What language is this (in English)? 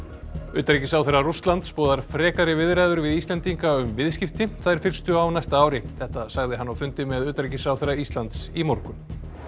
Icelandic